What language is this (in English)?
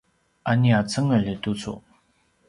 Paiwan